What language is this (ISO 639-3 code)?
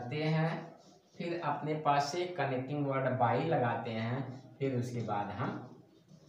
hin